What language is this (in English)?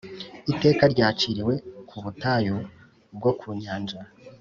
Kinyarwanda